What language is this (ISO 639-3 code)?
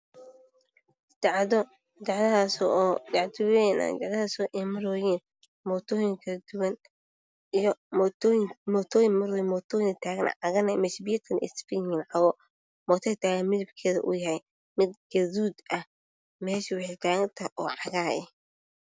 som